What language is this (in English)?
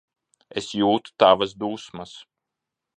Latvian